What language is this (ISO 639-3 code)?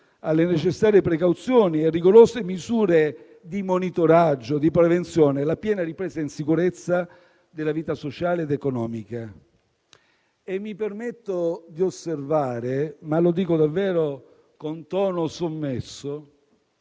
ita